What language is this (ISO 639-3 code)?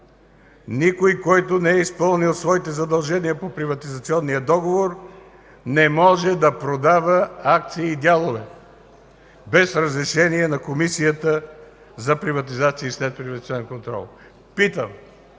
bul